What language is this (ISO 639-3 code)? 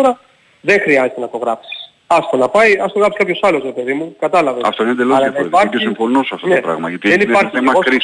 ell